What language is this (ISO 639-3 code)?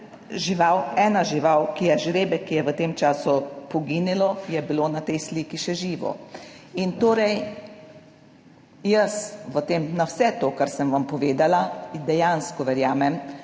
slv